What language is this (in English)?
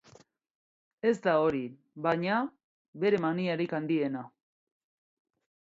Basque